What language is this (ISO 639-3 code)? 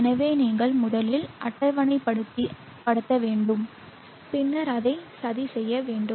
tam